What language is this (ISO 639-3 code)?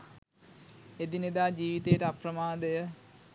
sin